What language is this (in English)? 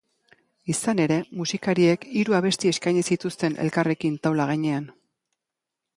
Basque